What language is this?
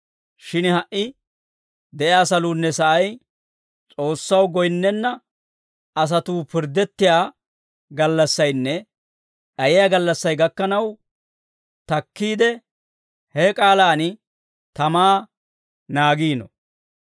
Dawro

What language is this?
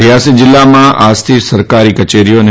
Gujarati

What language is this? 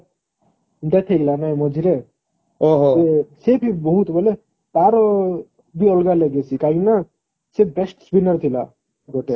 Odia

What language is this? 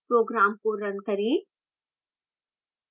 Hindi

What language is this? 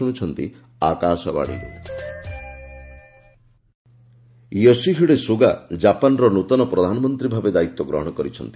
Odia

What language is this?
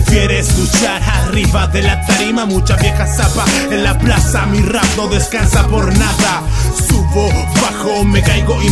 Spanish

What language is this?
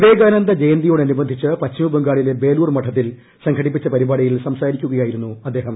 Malayalam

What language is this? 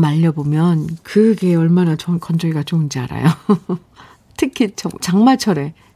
Korean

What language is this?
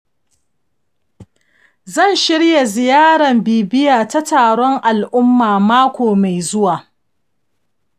Hausa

